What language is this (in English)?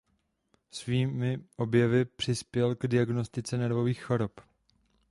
Czech